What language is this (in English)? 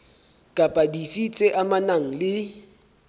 Southern Sotho